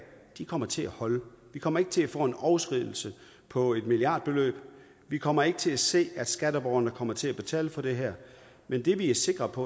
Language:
Danish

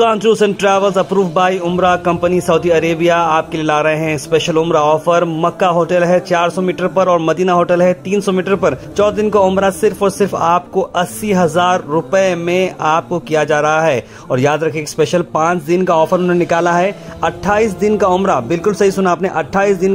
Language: Hindi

